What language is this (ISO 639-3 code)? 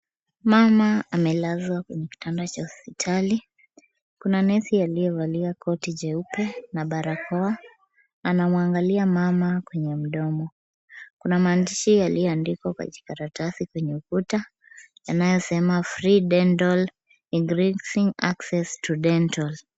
swa